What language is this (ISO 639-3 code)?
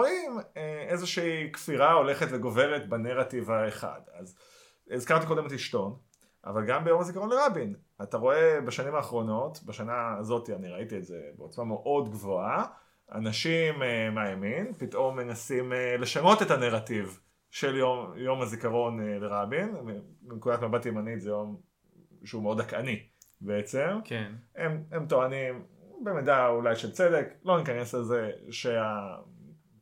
heb